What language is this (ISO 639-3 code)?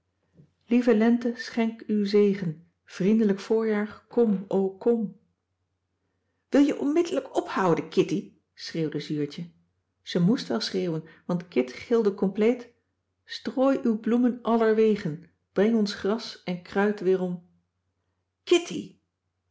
nld